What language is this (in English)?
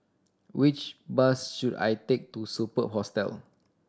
English